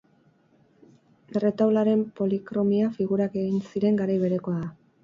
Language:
Basque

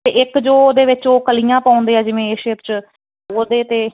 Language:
Punjabi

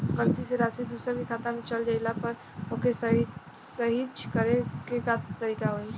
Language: Bhojpuri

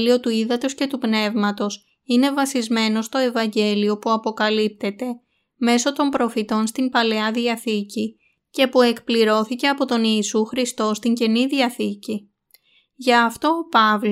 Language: Greek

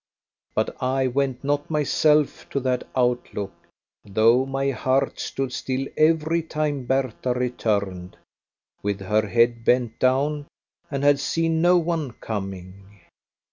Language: English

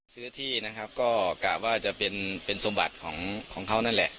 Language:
Thai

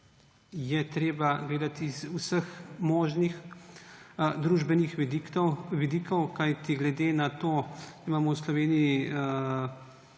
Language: Slovenian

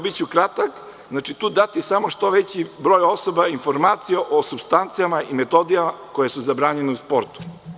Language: Serbian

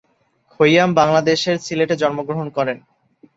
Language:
Bangla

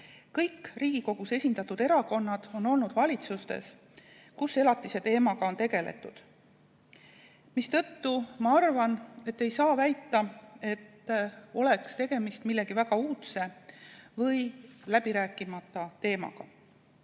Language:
Estonian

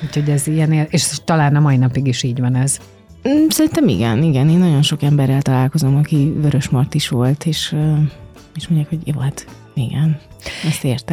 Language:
Hungarian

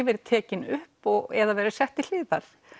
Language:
Icelandic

